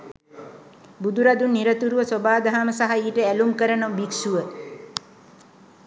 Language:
Sinhala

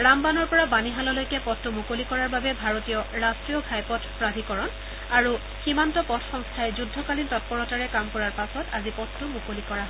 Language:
Assamese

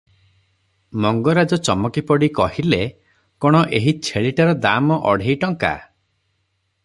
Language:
Odia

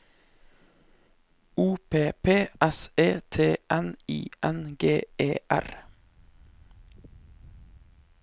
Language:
Norwegian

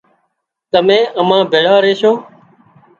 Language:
Wadiyara Koli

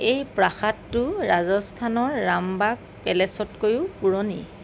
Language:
Assamese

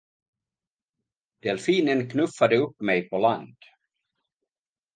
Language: Swedish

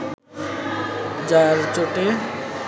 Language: Bangla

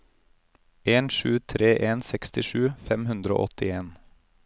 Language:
Norwegian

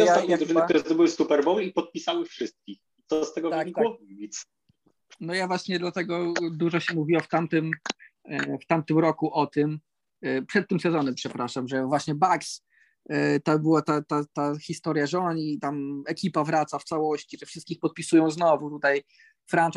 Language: Polish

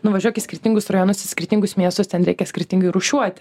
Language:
Lithuanian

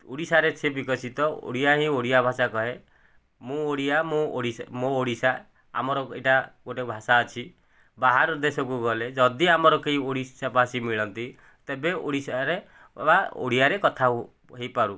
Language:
Odia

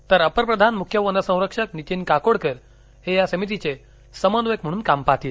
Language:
Marathi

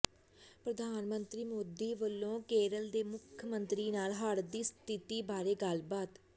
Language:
Punjabi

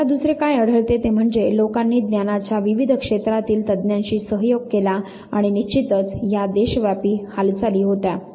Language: Marathi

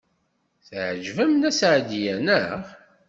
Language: Kabyle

